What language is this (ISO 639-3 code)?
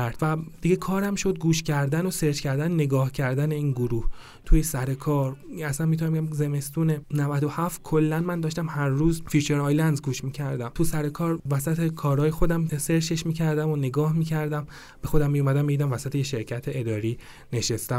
fas